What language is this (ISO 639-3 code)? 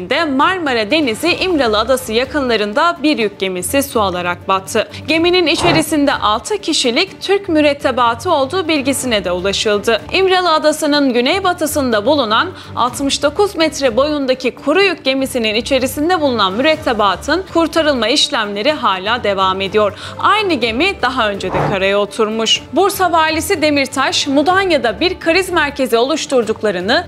tur